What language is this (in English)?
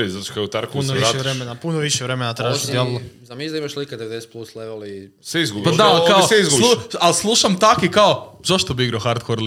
Croatian